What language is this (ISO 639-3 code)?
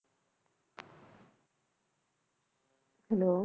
pan